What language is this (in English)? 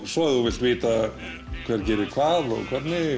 Icelandic